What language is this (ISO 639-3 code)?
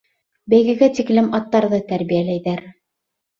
bak